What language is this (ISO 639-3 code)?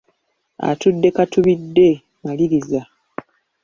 lug